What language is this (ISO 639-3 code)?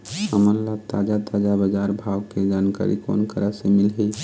hne